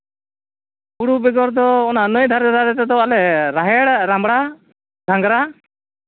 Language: Santali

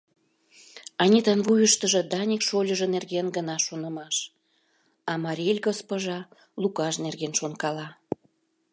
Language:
Mari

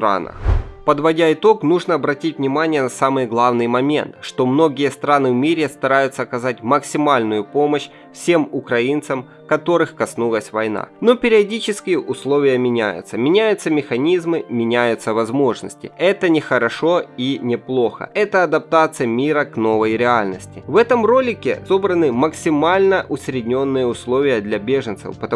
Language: Russian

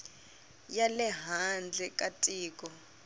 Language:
Tsonga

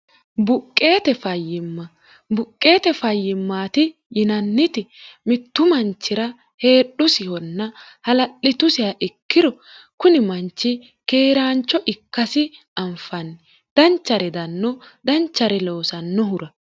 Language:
Sidamo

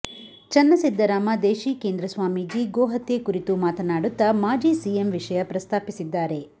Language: Kannada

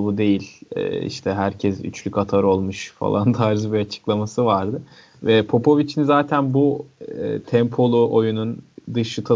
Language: Turkish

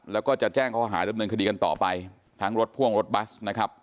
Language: Thai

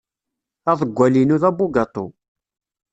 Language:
Kabyle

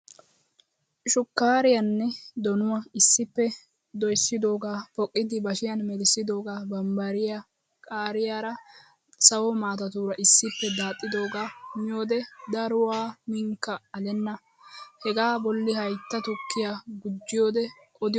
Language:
Wolaytta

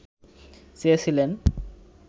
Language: Bangla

